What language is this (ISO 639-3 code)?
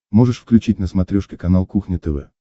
rus